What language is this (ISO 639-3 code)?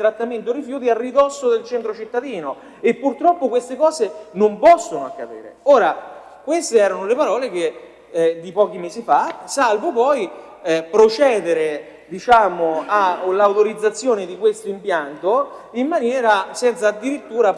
ita